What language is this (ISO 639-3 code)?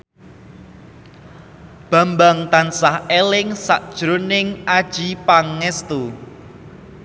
jav